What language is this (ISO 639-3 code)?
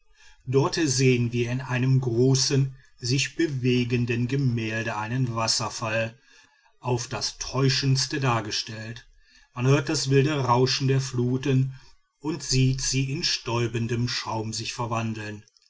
deu